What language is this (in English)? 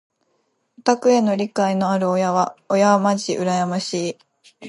Japanese